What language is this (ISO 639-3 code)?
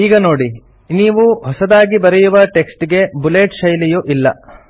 kan